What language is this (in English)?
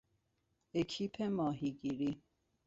Persian